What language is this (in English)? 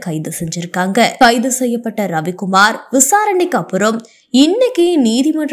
Tamil